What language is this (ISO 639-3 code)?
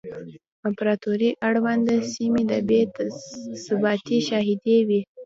pus